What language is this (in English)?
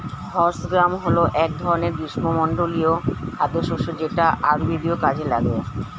Bangla